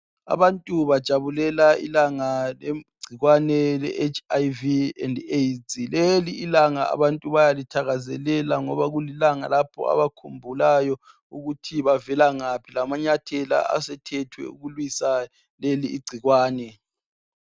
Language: North Ndebele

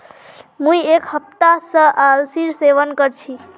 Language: Magahi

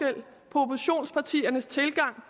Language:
Danish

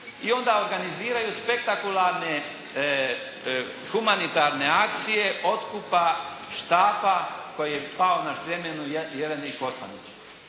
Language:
Croatian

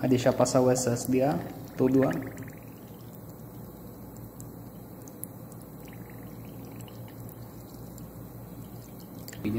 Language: Portuguese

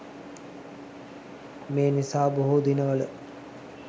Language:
Sinhala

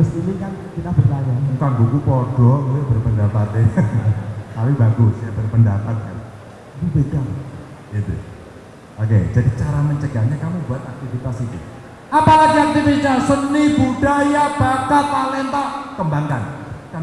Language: Indonesian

